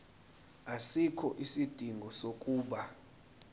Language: Zulu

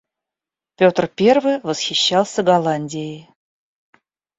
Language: Russian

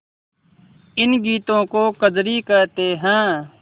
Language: Hindi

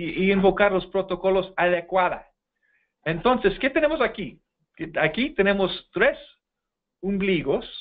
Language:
Spanish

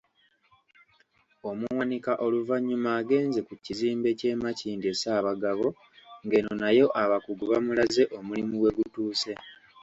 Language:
Ganda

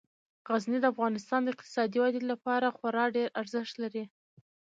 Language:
Pashto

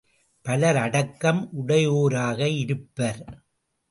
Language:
Tamil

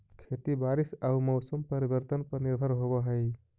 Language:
Magahi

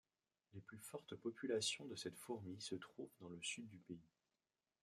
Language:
French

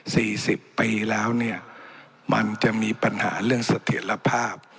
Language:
Thai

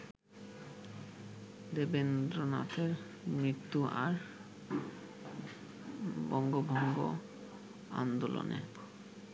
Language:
Bangla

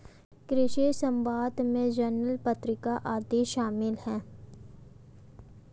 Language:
Hindi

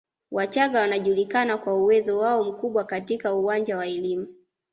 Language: Swahili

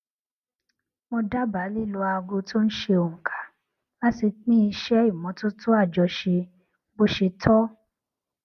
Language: Yoruba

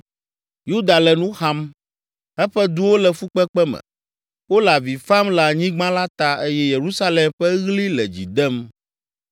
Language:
Ewe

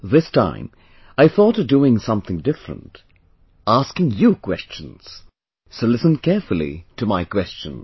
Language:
English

